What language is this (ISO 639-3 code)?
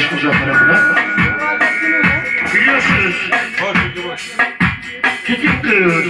ara